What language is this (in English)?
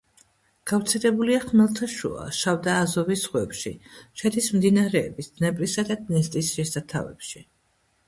Georgian